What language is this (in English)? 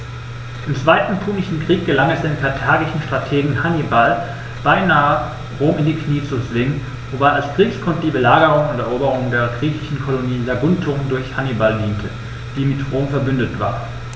German